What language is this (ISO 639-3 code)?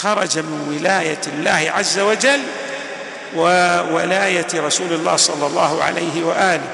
ara